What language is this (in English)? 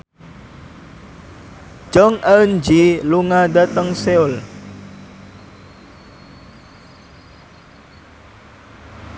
Javanese